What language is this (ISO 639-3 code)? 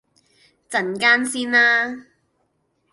yue